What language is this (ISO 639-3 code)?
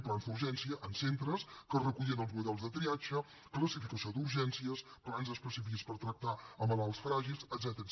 cat